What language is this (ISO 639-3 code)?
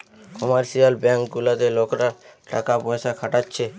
ben